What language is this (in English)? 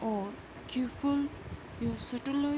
Urdu